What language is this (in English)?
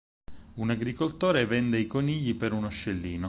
Italian